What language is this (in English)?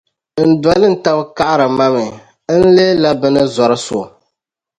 Dagbani